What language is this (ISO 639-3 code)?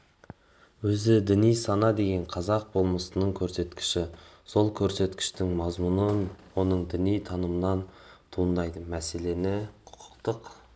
kaz